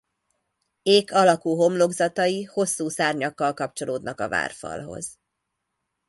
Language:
Hungarian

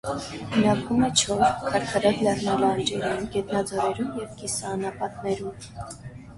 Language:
Armenian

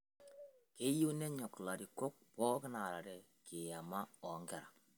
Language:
Masai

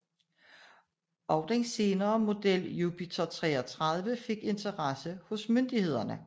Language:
Danish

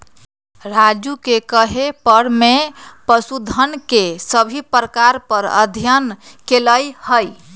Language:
Magahi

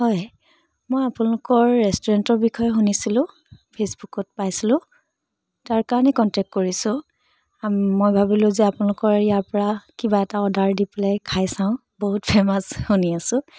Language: Assamese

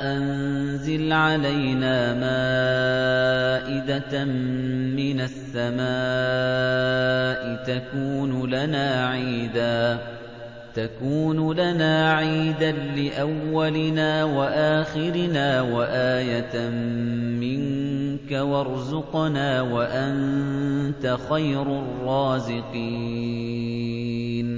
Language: Arabic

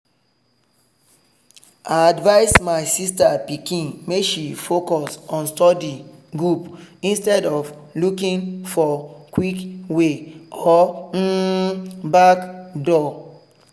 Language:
Nigerian Pidgin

